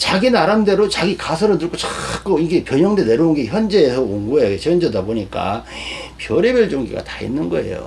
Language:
Korean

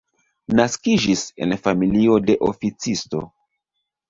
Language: Esperanto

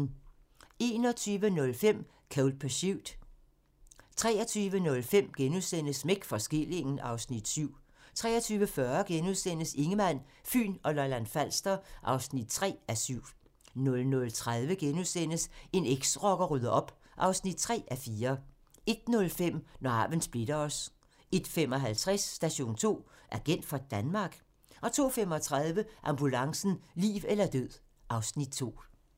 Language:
Danish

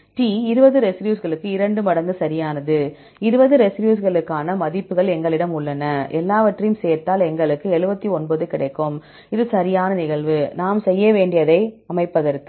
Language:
Tamil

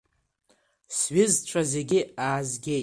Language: Abkhazian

